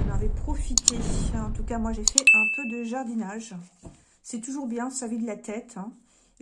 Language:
French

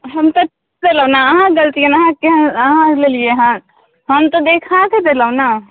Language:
Maithili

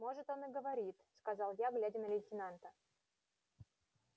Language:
Russian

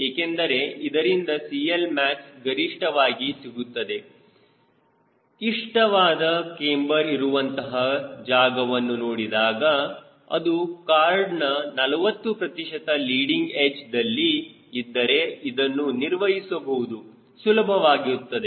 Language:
Kannada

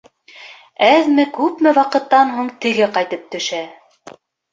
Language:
Bashkir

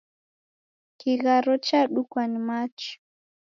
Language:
Taita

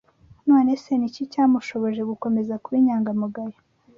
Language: Kinyarwanda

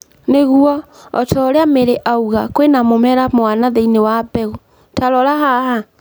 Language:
Kikuyu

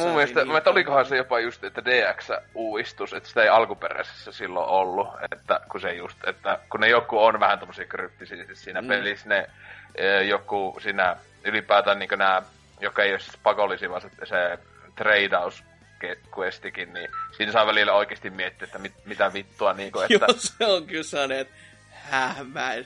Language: Finnish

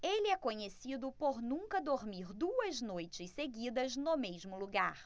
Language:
Portuguese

